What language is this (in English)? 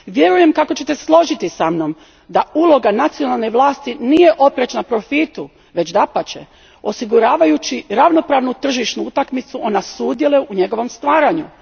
Croatian